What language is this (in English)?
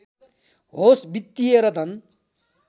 Nepali